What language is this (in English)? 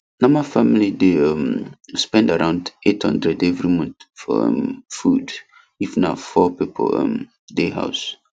Nigerian Pidgin